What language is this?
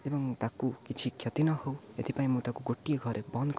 Odia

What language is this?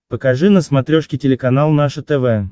Russian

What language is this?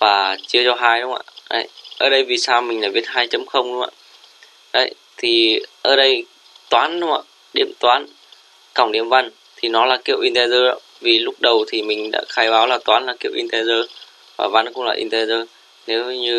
Vietnamese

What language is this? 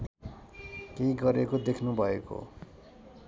Nepali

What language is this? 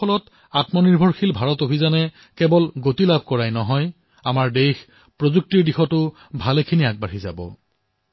Assamese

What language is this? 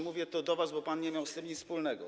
Polish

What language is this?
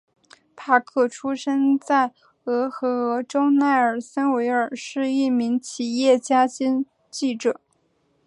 Chinese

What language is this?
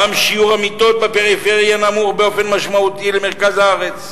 Hebrew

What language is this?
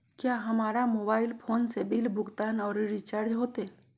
Magahi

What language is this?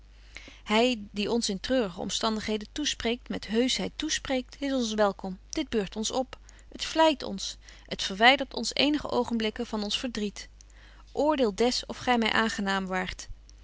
Dutch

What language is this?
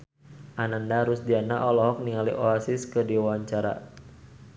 Sundanese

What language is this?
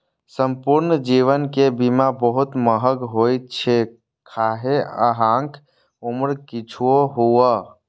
Maithili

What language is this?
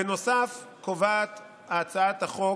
Hebrew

